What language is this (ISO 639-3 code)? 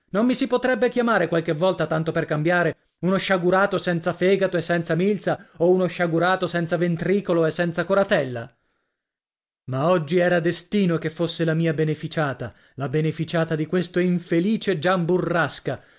ita